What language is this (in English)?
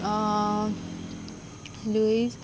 Konkani